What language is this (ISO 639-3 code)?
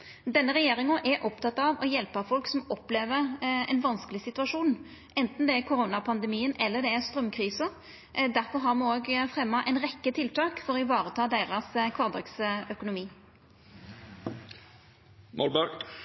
nno